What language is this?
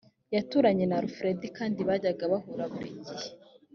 Kinyarwanda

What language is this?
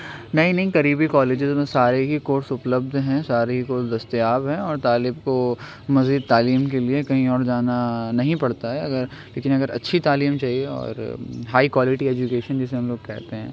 Urdu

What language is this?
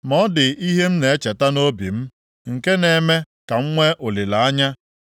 Igbo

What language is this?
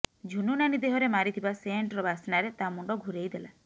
Odia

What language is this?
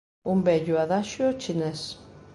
Galician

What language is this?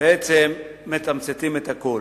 Hebrew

